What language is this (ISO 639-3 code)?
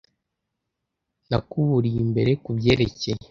kin